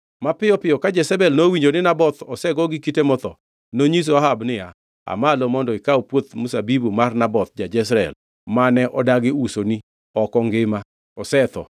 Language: Luo (Kenya and Tanzania)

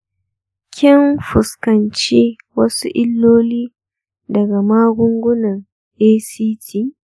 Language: Hausa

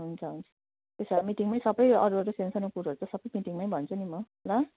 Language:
Nepali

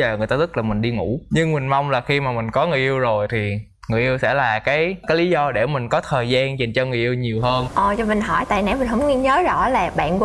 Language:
Vietnamese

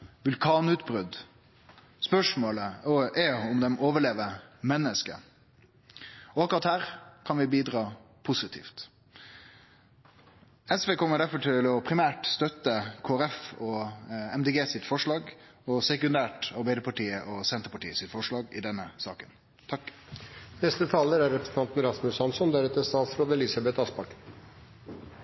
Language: Norwegian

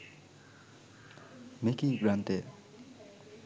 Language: Sinhala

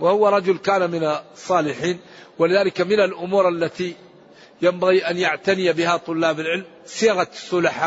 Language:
Arabic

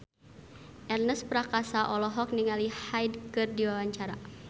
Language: Sundanese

